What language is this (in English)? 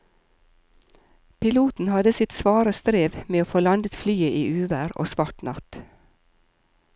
Norwegian